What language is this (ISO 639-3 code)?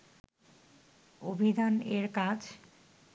ben